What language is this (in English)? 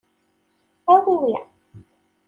Kabyle